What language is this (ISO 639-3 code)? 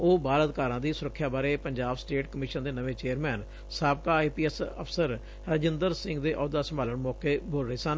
pan